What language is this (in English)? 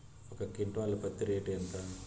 Telugu